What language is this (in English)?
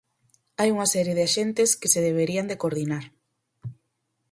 Galician